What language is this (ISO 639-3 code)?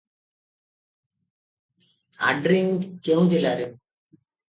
ori